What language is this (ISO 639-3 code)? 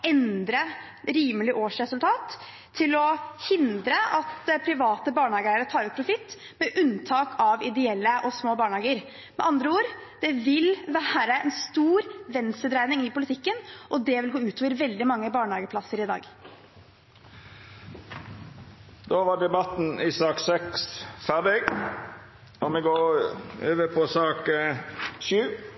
nor